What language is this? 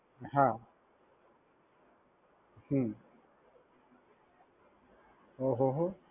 Gujarati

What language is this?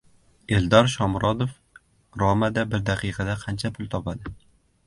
Uzbek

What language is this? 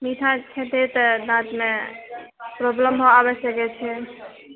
Maithili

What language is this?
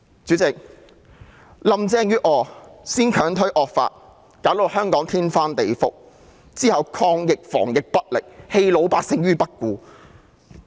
Cantonese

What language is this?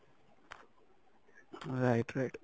Odia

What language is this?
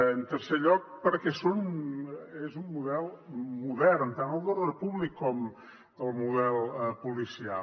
Catalan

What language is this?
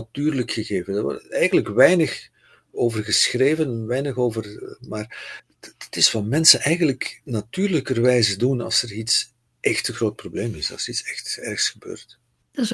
Dutch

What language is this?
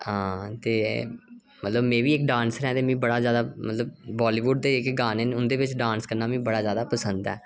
Dogri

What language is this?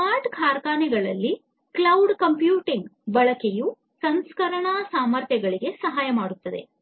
Kannada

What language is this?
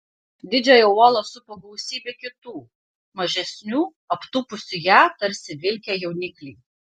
Lithuanian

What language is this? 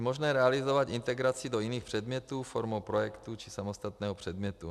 Czech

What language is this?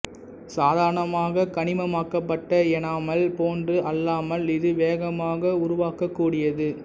Tamil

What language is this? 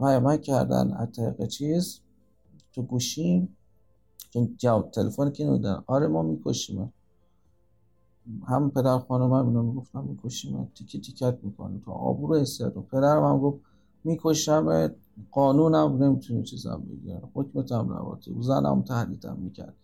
Persian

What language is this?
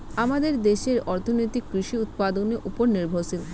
Bangla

